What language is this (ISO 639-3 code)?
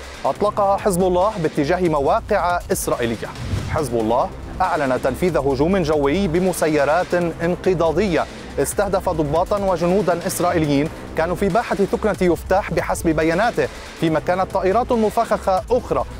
ara